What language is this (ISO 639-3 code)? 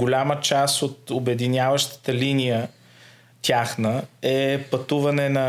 bul